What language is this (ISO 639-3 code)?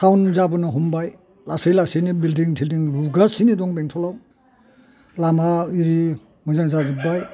brx